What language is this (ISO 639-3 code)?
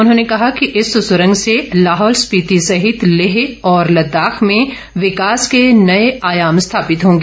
hin